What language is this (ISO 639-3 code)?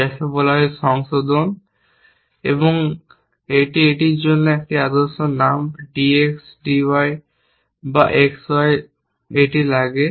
ben